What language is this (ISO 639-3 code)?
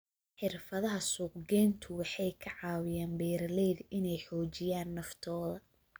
som